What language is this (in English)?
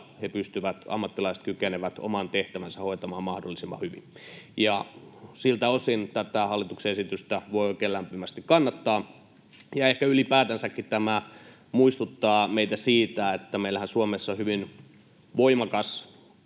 Finnish